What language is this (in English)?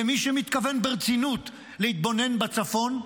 Hebrew